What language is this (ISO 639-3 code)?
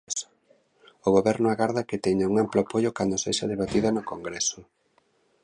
glg